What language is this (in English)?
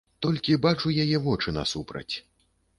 Belarusian